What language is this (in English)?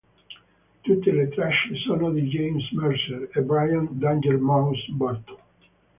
Italian